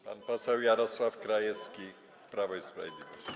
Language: Polish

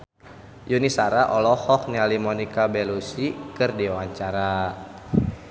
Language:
Sundanese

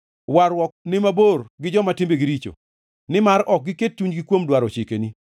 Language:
Luo (Kenya and Tanzania)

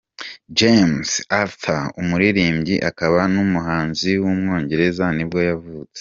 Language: Kinyarwanda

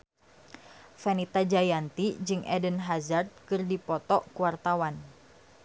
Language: Sundanese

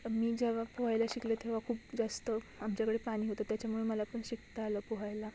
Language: Marathi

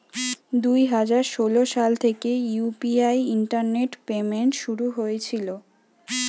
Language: Bangla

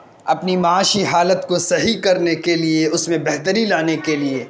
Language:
Urdu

